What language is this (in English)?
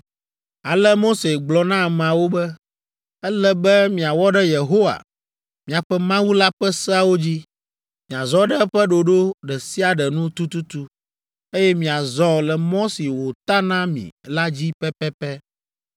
Ewe